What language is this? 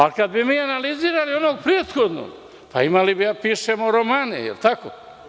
Serbian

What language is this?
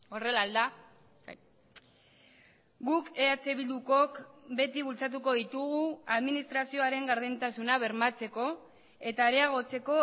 Basque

